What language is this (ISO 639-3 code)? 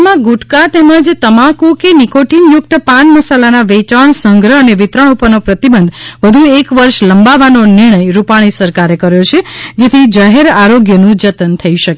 guj